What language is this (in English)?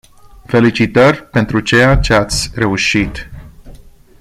Romanian